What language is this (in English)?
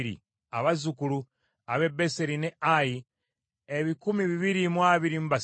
Ganda